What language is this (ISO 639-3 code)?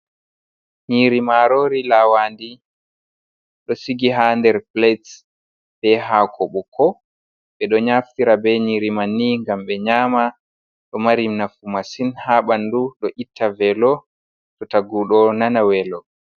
ful